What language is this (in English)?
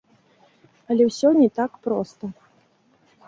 Belarusian